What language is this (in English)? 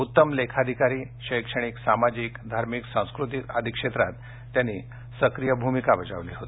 Marathi